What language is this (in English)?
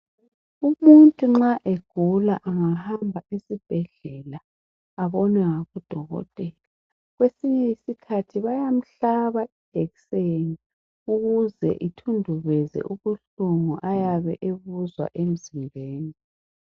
North Ndebele